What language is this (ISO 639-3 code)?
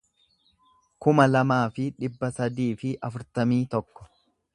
orm